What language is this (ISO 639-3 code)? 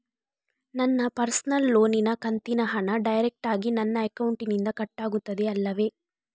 kan